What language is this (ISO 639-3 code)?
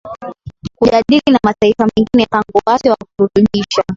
swa